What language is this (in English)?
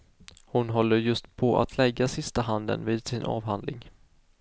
Swedish